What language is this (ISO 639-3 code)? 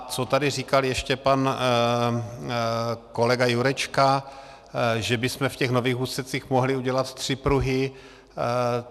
ces